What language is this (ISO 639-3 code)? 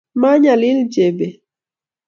kln